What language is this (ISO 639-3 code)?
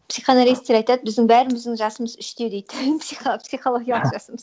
kaz